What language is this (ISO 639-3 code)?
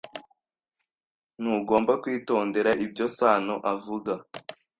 kin